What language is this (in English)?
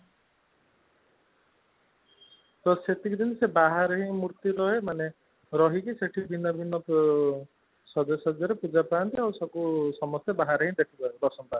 Odia